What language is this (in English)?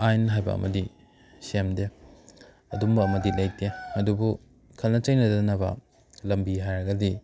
Manipuri